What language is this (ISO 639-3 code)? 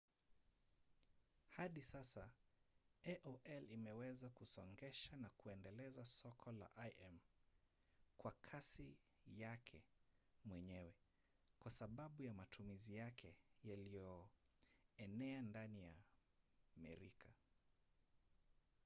swa